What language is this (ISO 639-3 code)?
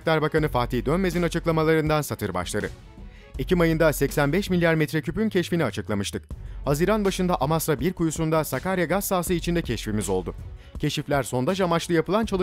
tur